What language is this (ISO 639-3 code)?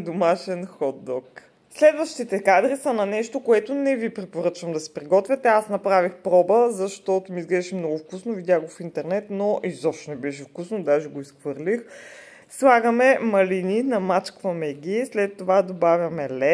bul